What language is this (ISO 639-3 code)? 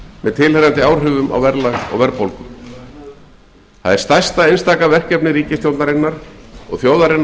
isl